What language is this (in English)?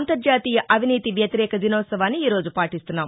Telugu